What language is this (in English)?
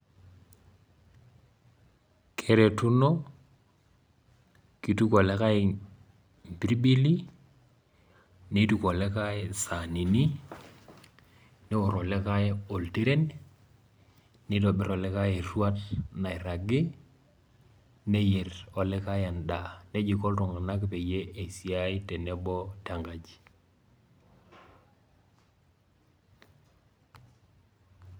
Masai